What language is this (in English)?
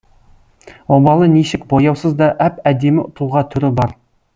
Kazakh